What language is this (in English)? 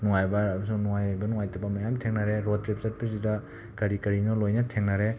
Manipuri